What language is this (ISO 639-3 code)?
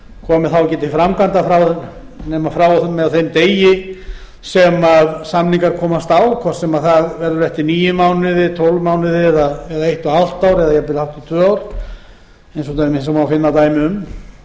isl